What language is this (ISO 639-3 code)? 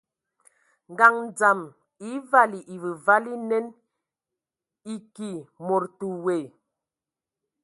ewo